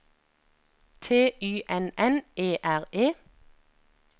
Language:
Norwegian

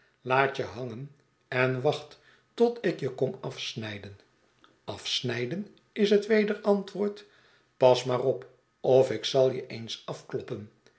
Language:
Dutch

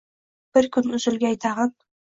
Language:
Uzbek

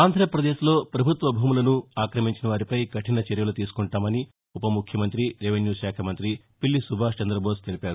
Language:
Telugu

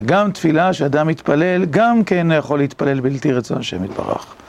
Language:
Hebrew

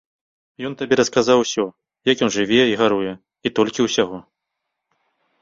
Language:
Belarusian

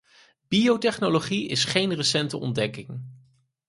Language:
Dutch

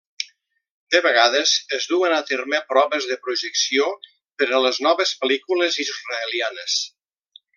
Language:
Catalan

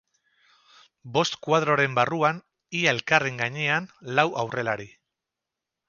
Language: Basque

